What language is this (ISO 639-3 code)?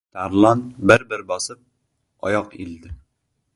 uzb